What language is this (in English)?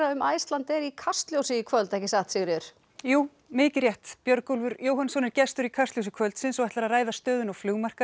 Icelandic